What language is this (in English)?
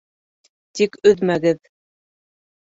Bashkir